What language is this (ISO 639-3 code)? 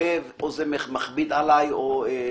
heb